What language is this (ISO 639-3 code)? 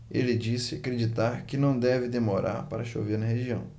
por